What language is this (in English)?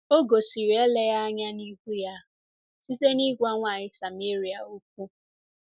Igbo